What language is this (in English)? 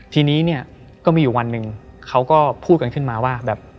Thai